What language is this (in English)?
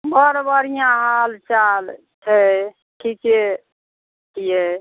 Maithili